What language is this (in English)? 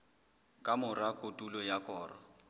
Southern Sotho